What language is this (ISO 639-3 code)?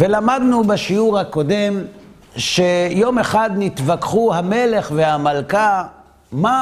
heb